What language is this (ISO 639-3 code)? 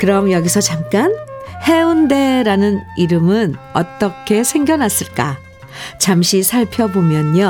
kor